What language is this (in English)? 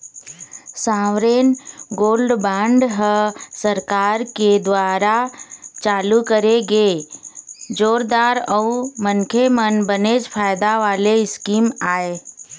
Chhattisgarhi